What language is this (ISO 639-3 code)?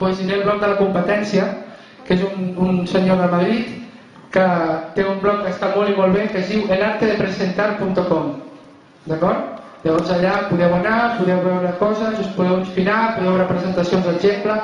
cat